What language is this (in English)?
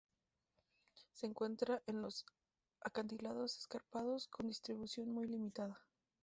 Spanish